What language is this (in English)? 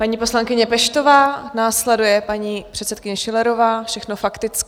Czech